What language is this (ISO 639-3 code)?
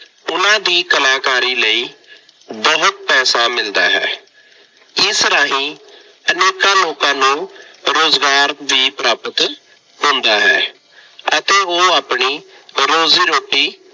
pan